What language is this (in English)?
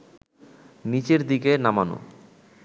Bangla